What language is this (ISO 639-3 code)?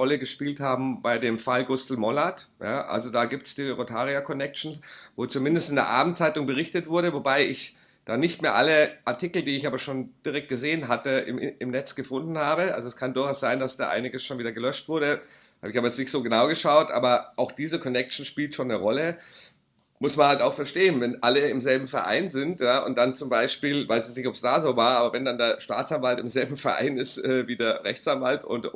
deu